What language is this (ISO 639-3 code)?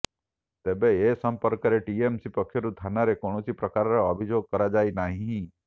ori